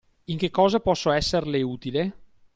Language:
Italian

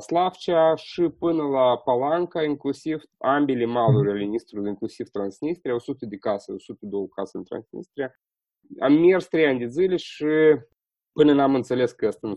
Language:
Romanian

